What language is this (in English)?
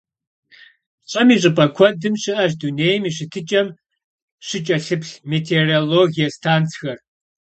Kabardian